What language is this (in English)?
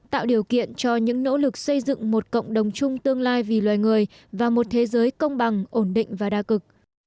Vietnamese